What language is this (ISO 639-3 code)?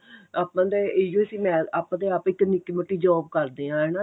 pan